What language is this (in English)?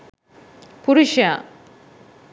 Sinhala